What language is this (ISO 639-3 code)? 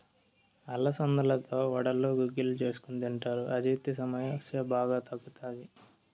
tel